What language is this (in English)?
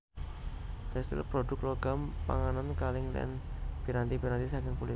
Javanese